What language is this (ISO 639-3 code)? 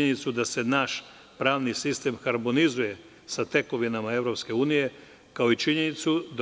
srp